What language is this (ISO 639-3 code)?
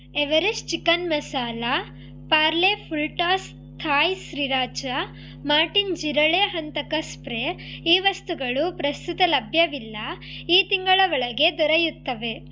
kan